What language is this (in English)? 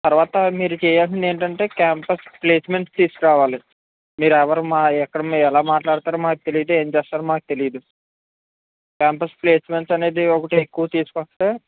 Telugu